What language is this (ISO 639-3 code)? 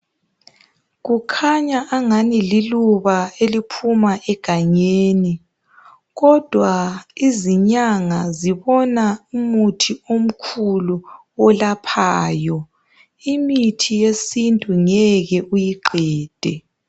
nde